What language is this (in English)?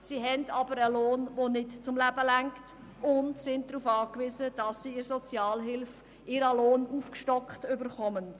Swiss German